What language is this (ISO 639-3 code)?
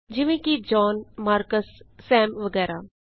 pan